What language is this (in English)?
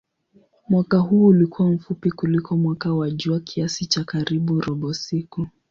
Swahili